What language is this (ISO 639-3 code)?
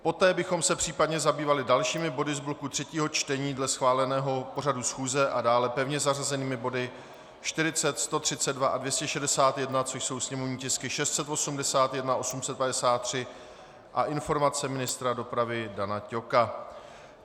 ces